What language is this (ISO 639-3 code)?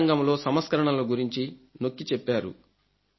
tel